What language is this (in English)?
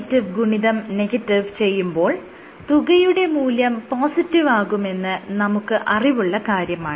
Malayalam